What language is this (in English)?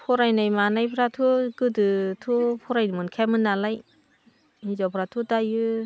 Bodo